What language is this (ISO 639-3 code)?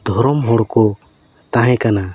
sat